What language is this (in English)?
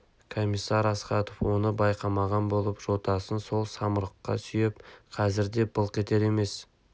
Kazakh